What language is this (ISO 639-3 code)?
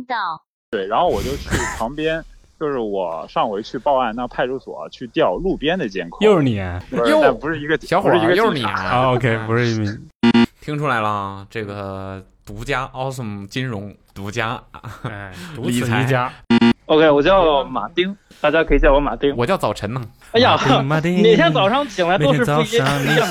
zho